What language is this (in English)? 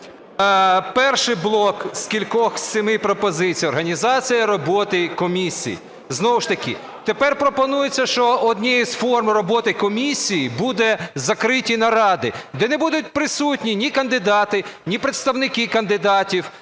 Ukrainian